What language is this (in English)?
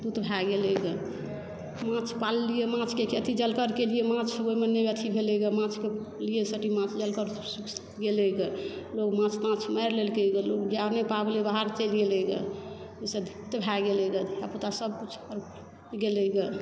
Maithili